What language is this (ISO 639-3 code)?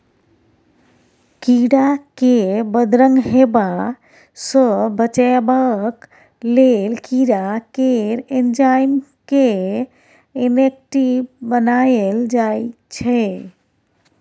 mai